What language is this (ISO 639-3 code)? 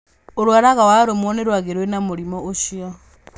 kik